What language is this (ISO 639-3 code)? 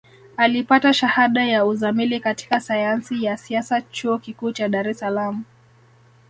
swa